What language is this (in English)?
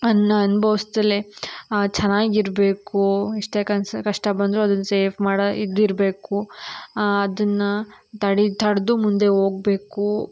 Kannada